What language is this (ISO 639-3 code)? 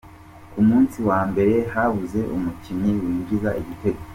kin